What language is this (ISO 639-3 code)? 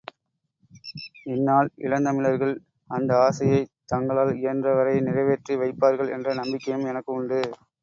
tam